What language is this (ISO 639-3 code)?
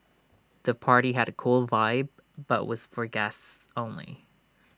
eng